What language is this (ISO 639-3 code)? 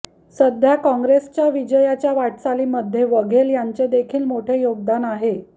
mar